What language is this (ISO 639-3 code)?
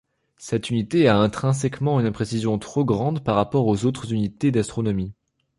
fra